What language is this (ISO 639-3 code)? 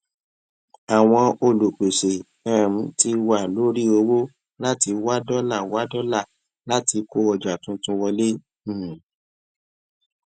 yor